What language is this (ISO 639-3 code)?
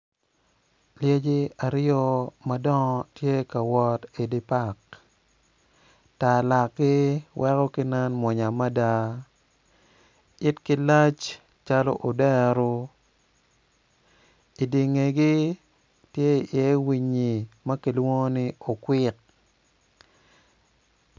ach